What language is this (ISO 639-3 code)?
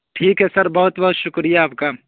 urd